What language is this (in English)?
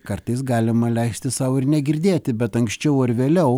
Lithuanian